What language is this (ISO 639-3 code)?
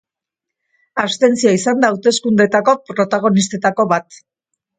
eus